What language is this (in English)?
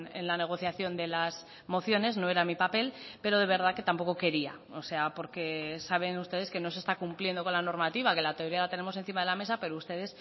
Spanish